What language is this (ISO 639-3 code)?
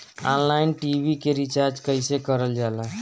bho